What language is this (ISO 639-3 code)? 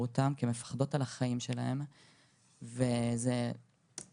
heb